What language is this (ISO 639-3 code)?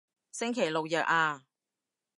yue